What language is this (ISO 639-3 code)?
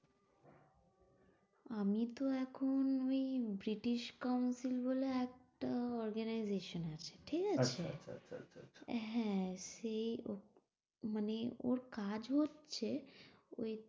ben